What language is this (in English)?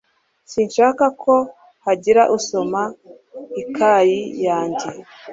Kinyarwanda